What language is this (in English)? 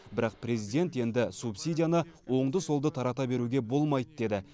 Kazakh